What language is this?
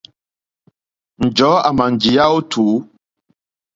Mokpwe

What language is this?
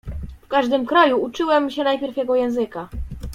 Polish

